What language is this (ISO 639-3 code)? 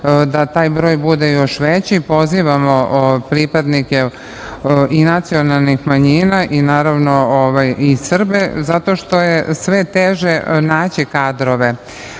srp